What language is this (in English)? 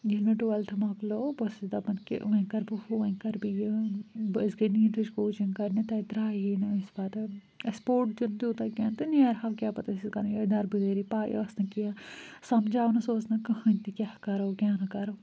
Kashmiri